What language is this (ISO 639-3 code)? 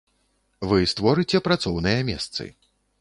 bel